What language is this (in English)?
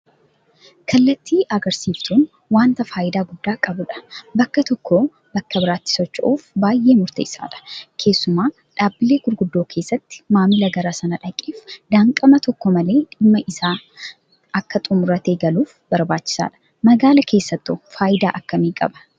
Oromo